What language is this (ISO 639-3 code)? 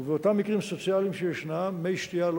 heb